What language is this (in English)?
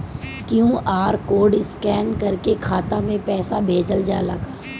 Bhojpuri